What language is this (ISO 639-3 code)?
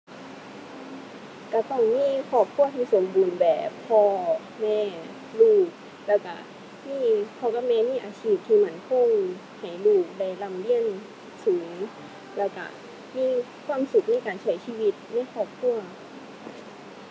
tha